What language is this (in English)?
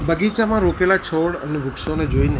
Gujarati